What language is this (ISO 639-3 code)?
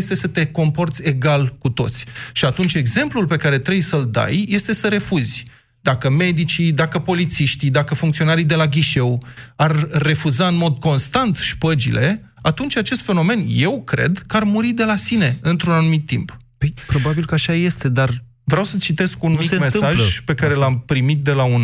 ron